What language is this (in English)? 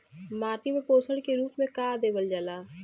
Bhojpuri